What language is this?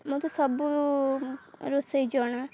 Odia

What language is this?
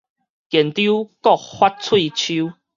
Min Nan Chinese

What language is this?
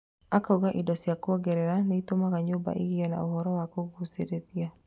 Kikuyu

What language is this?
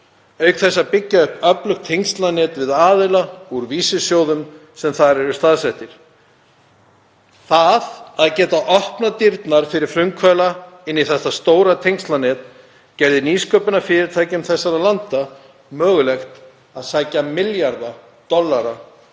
Icelandic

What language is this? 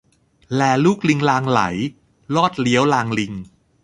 Thai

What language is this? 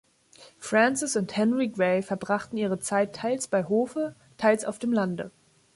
German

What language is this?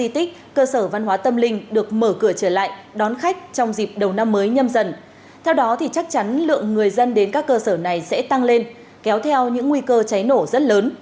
Vietnamese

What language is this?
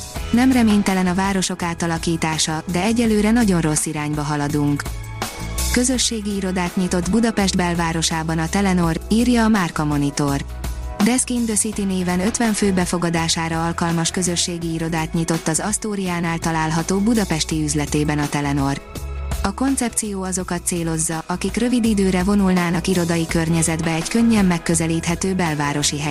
Hungarian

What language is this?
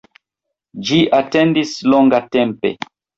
Esperanto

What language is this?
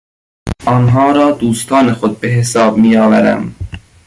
Persian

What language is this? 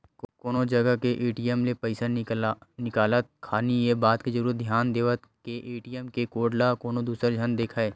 Chhattisgarhi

